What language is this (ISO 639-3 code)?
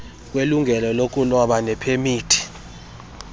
xho